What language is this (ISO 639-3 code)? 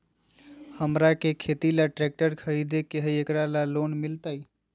mag